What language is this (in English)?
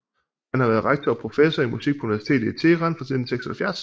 Danish